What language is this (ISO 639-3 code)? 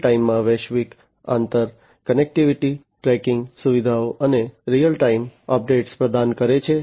guj